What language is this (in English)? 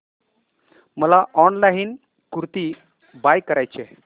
Marathi